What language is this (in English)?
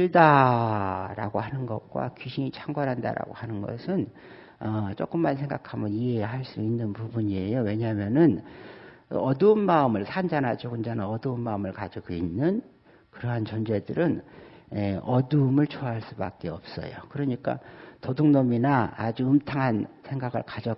Korean